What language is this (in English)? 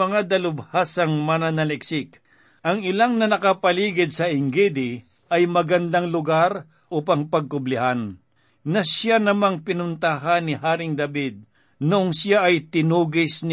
Filipino